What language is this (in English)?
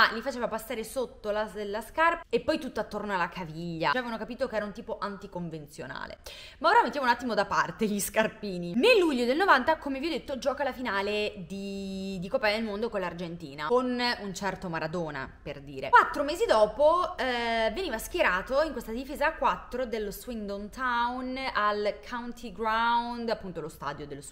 Italian